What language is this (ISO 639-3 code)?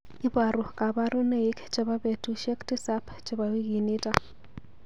kln